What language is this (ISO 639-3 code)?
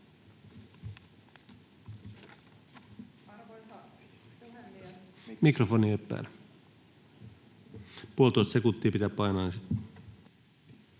fin